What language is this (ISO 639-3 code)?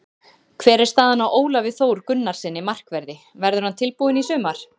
isl